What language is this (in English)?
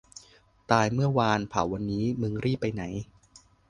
Thai